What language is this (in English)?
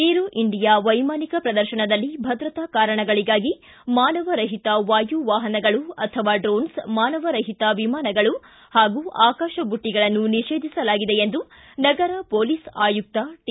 Kannada